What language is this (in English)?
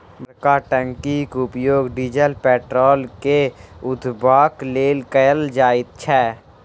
Maithili